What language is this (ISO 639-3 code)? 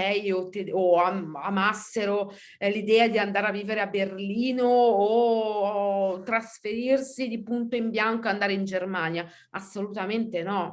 ita